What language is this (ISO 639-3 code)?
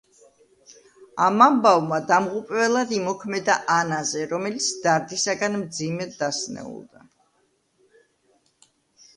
kat